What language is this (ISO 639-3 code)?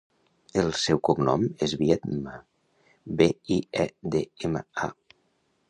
cat